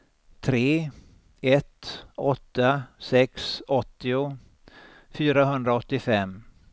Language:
Swedish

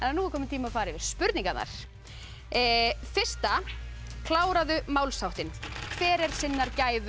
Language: Icelandic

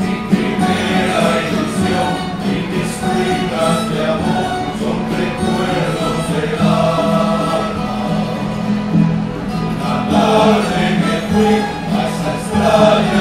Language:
Spanish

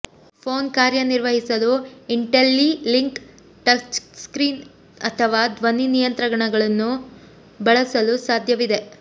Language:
Kannada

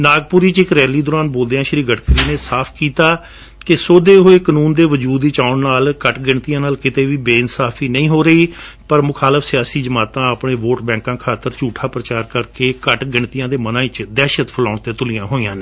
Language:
Punjabi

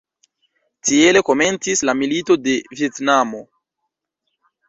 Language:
Esperanto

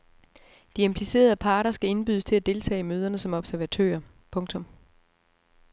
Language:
Danish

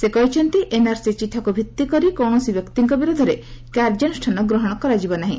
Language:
Odia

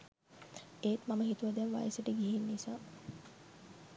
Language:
Sinhala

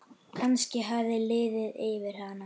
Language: Icelandic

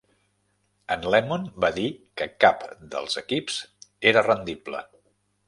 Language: Catalan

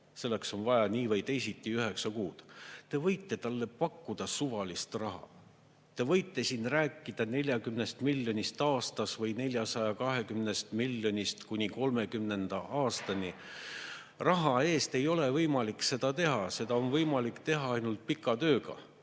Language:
Estonian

